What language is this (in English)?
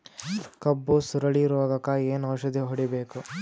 Kannada